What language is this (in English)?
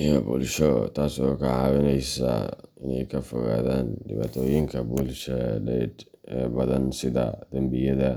Somali